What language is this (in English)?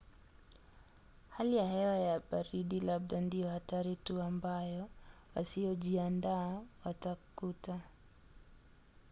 Swahili